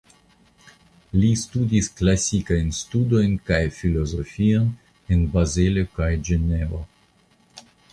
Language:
Esperanto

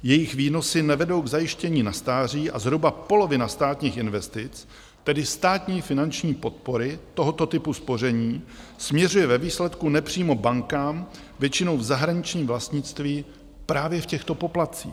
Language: Czech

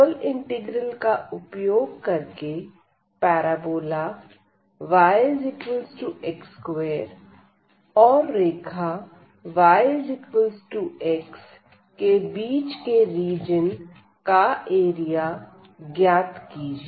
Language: Hindi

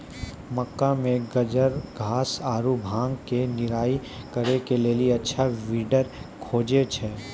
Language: Maithili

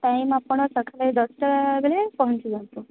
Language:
Odia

